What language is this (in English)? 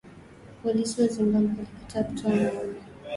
Swahili